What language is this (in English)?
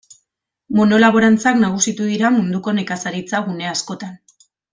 Basque